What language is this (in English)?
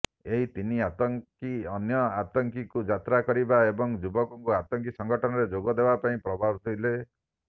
Odia